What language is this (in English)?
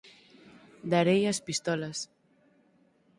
Galician